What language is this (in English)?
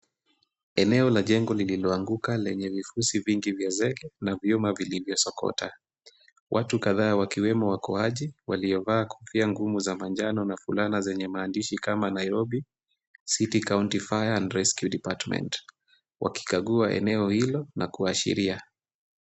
Swahili